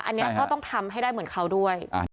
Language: Thai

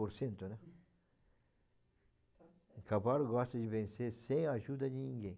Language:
Portuguese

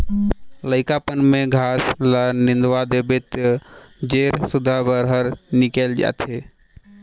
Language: Chhattisgarhi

